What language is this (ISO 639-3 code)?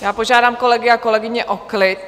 ces